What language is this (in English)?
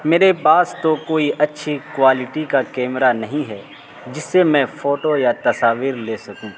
Urdu